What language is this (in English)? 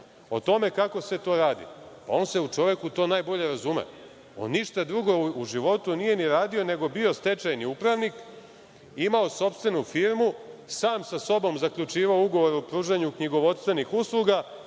Serbian